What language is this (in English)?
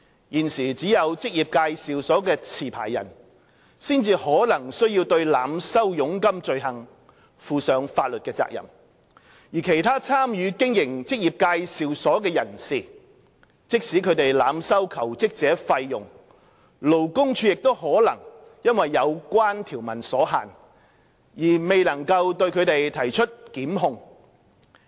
Cantonese